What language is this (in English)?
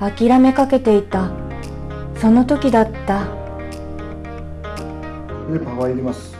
Japanese